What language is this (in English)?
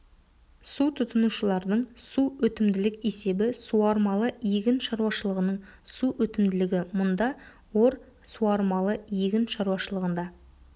Kazakh